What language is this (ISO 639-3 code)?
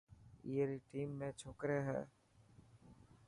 mki